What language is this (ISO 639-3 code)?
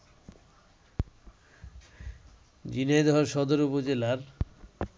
ben